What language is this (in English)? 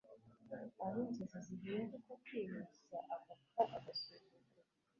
Kinyarwanda